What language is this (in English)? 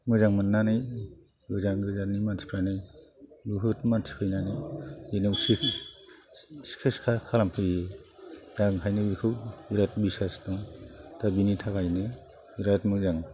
Bodo